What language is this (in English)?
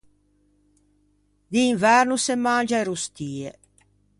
Ligurian